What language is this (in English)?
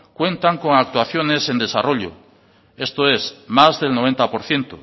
Spanish